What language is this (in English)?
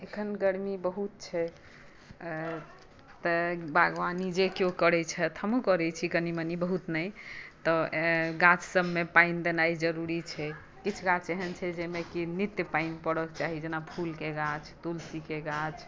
Maithili